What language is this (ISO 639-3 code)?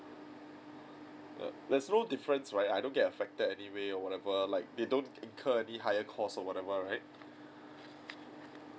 eng